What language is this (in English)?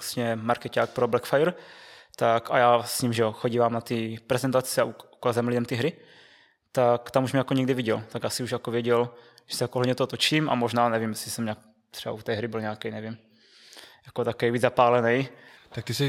Czech